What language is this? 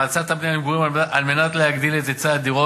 Hebrew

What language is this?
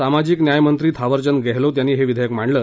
Marathi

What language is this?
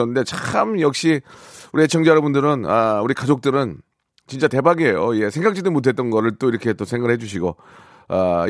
Korean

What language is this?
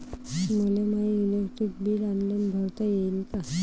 Marathi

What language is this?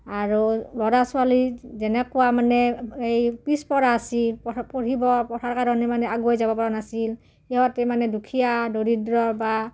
Assamese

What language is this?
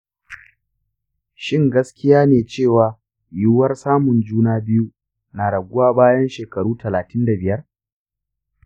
Hausa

